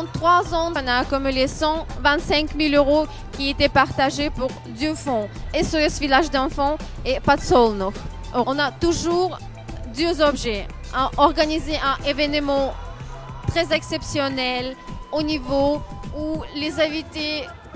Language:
Dutch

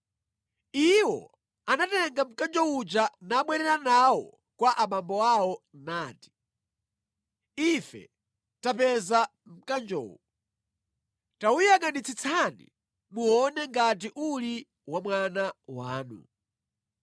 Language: Nyanja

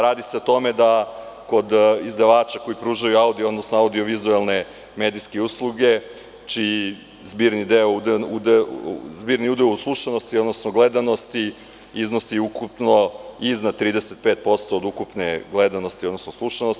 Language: Serbian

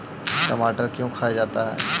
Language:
Magahi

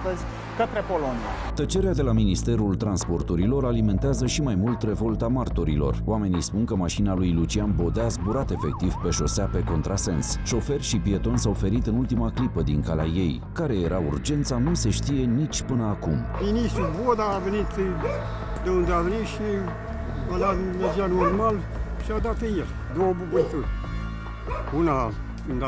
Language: Romanian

